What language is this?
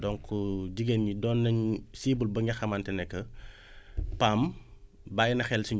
Wolof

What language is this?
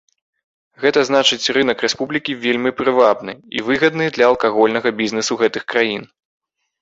Belarusian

